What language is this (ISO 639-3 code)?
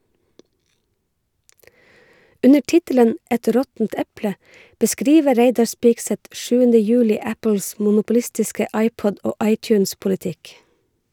nor